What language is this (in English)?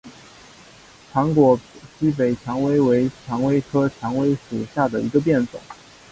Chinese